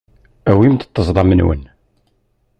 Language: Kabyle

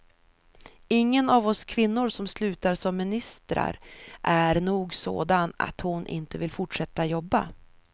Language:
Swedish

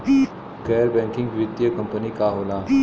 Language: Bhojpuri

